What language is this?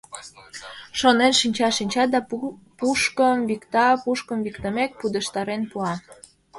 Mari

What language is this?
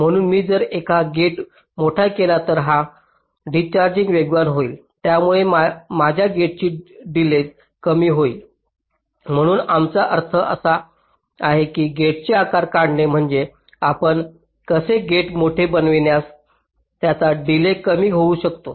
Marathi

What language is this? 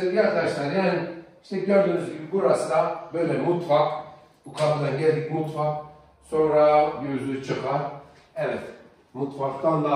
Turkish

